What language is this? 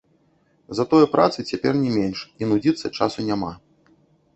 Belarusian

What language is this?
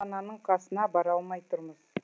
Kazakh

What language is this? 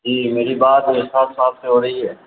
Urdu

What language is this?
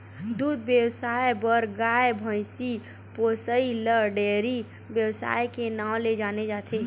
Chhattisgarhi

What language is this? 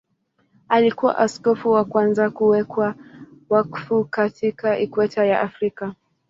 Swahili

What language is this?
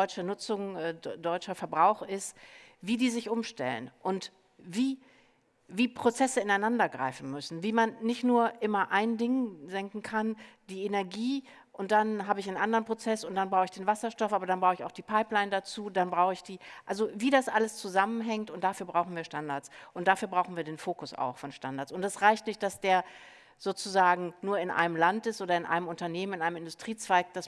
German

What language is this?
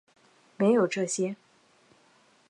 Chinese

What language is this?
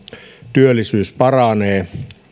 Finnish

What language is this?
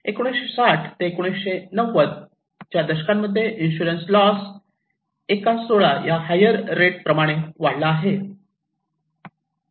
Marathi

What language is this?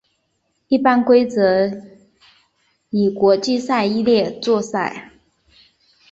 Chinese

